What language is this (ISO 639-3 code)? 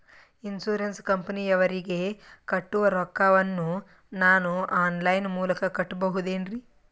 kan